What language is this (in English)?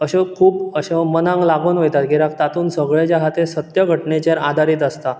Konkani